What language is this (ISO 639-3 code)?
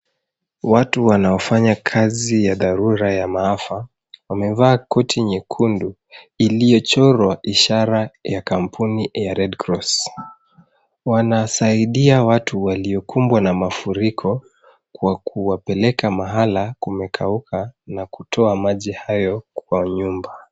swa